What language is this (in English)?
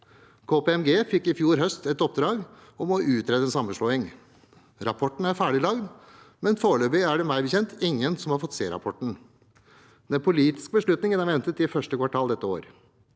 Norwegian